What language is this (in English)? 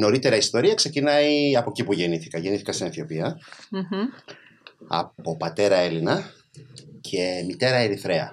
Greek